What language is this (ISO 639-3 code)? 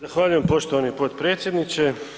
hrv